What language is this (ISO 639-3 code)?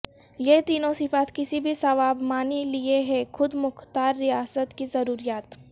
urd